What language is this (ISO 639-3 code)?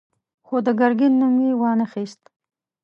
pus